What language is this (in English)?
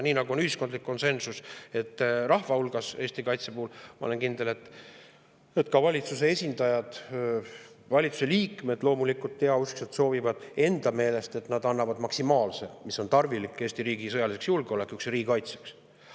Estonian